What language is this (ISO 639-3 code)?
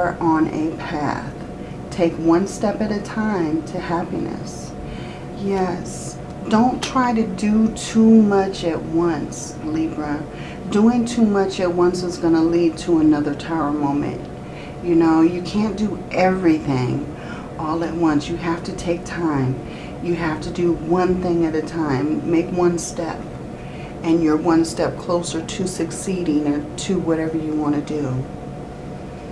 eng